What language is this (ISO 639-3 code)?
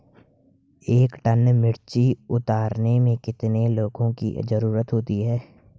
hin